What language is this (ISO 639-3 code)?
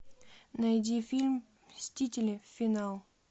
rus